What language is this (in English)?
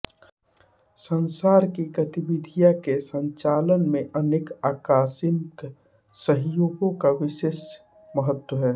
Hindi